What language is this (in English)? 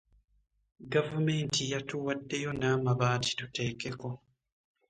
Ganda